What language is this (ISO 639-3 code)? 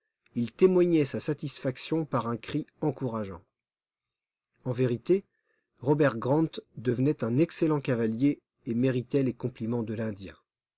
fra